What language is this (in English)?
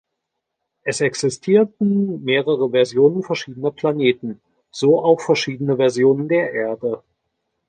German